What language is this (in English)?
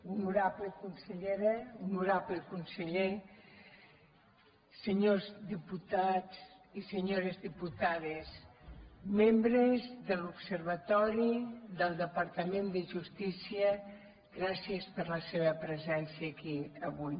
Catalan